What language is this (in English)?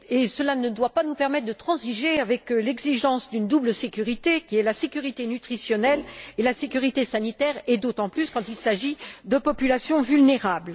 French